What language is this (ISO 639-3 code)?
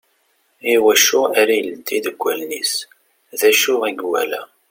kab